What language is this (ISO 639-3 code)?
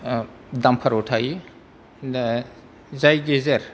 brx